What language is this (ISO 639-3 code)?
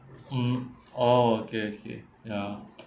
eng